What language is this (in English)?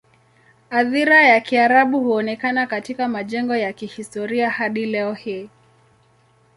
Swahili